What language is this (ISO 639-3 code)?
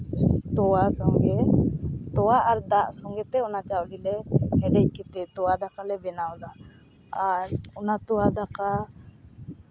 sat